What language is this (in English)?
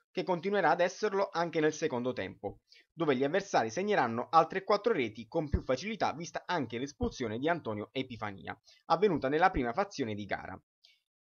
Italian